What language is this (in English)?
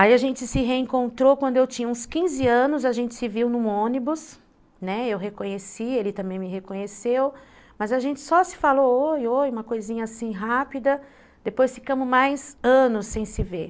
Portuguese